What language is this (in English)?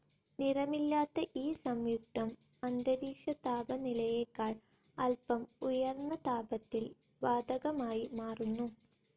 Malayalam